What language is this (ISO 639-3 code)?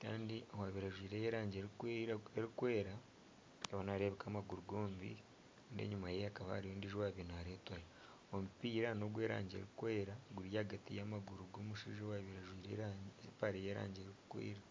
nyn